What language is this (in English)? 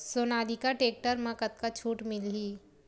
Chhattisgarhi